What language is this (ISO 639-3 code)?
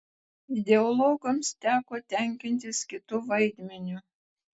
lit